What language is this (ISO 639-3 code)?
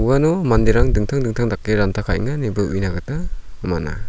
grt